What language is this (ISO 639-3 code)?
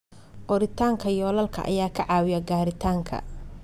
som